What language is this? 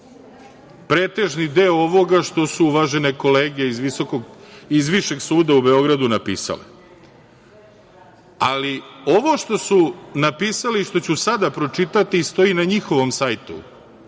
Serbian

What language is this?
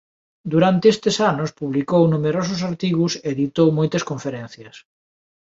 Galician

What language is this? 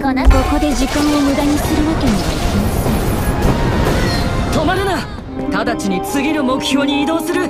Japanese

